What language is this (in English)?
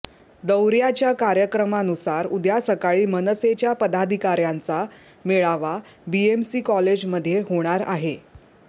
Marathi